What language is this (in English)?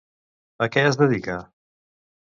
Catalan